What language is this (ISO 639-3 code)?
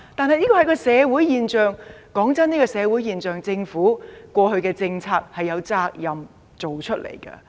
yue